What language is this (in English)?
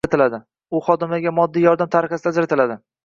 Uzbek